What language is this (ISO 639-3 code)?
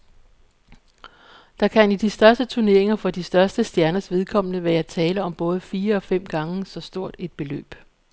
dan